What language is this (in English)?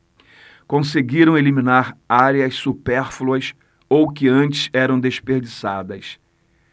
Portuguese